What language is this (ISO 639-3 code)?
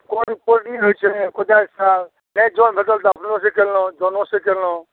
mai